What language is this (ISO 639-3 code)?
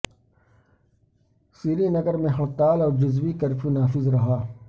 urd